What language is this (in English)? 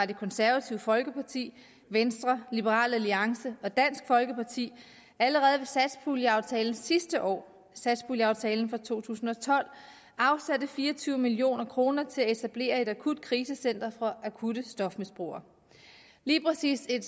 Danish